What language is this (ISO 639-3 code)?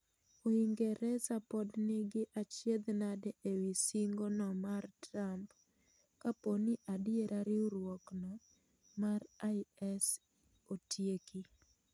luo